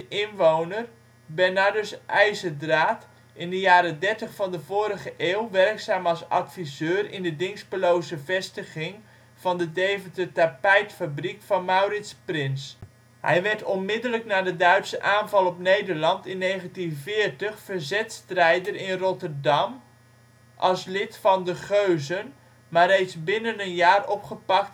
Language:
Dutch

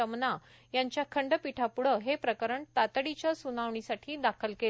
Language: Marathi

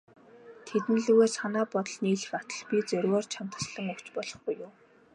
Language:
Mongolian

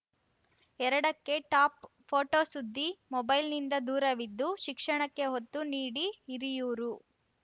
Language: Kannada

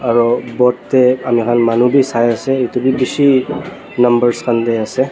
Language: Naga Pidgin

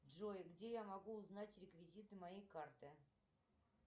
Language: Russian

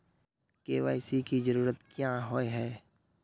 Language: Magahi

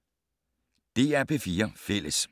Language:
Danish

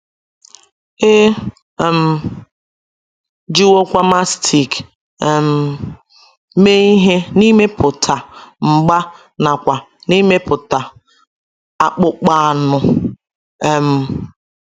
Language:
Igbo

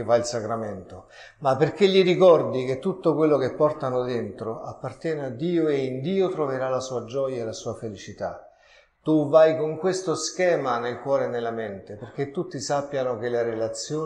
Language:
Italian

